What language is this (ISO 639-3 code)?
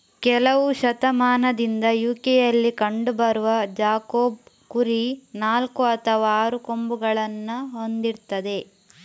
kan